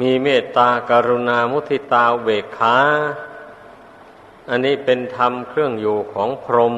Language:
Thai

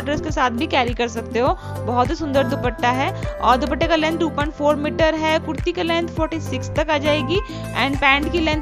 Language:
Hindi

